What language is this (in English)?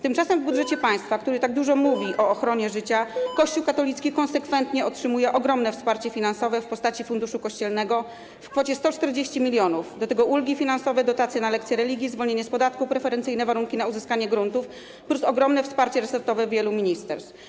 Polish